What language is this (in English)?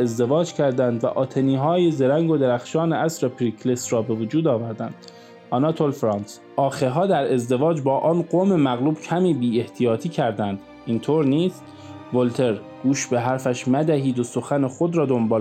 Persian